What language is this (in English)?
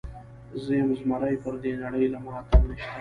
Pashto